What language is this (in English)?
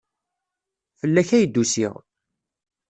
Kabyle